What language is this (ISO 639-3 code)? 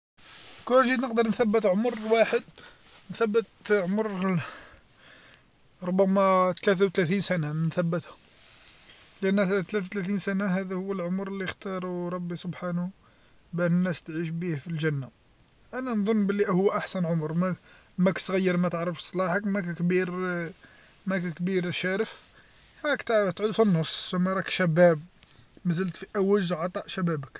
arq